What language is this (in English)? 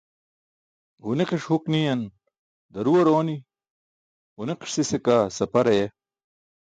Burushaski